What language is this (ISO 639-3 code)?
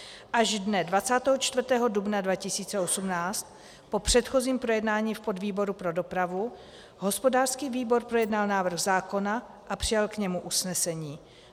ces